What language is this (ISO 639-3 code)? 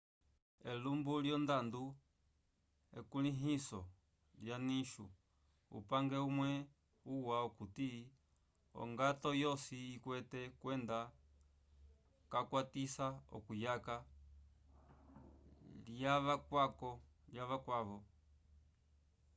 umb